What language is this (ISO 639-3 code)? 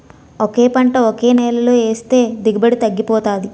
tel